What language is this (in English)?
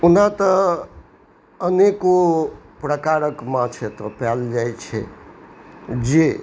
Maithili